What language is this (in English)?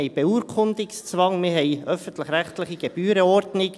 Swiss German